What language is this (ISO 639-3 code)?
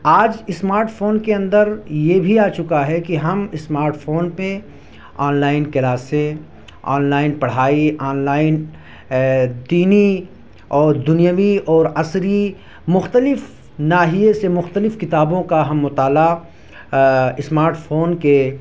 urd